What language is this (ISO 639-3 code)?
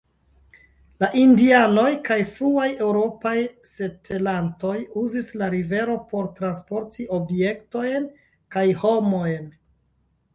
epo